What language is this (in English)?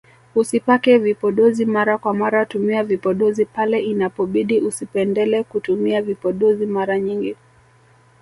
Swahili